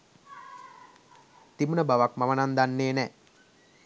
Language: Sinhala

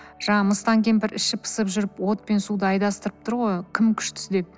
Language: Kazakh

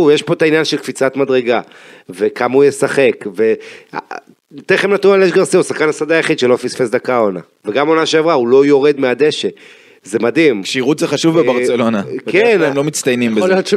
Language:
Hebrew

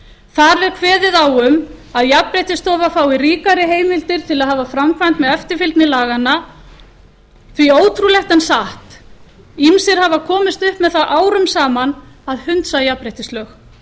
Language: Icelandic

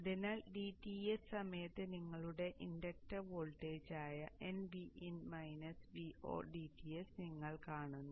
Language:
Malayalam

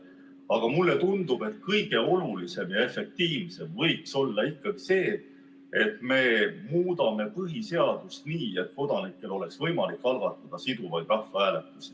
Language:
Estonian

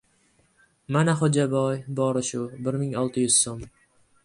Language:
Uzbek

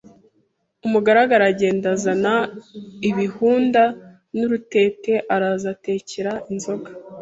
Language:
Kinyarwanda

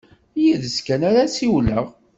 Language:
Kabyle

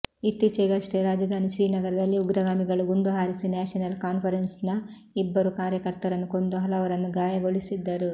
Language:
Kannada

